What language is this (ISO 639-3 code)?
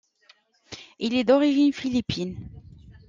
fra